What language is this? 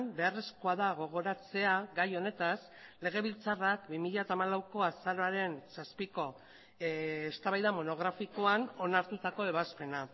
Basque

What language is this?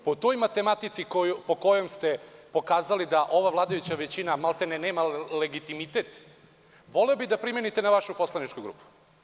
Serbian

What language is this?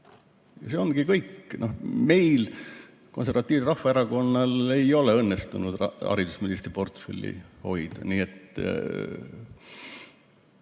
Estonian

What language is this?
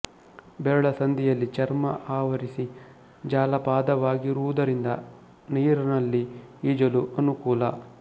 Kannada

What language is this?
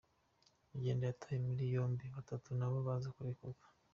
Kinyarwanda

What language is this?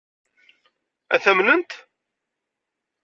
Kabyle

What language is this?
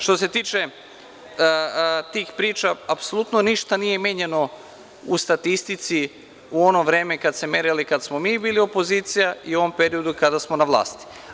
Serbian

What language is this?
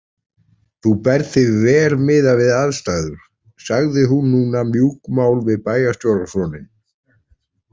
Icelandic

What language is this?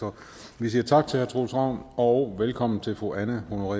Danish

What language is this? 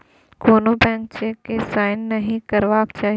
Maithili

